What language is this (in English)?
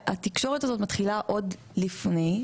Hebrew